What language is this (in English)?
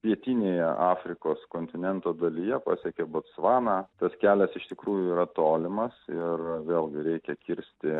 Lithuanian